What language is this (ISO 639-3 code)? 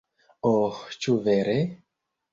epo